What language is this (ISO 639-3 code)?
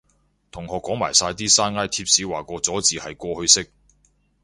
yue